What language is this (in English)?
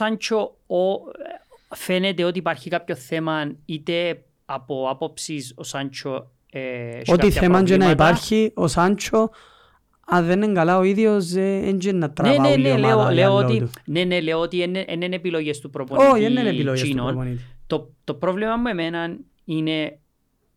Greek